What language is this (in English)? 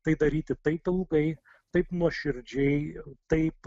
Lithuanian